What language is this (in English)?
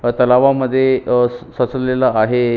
Marathi